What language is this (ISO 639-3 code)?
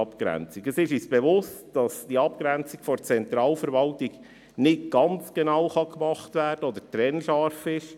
gsw